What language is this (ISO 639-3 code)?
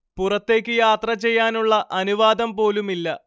mal